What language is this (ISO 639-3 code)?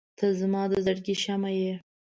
pus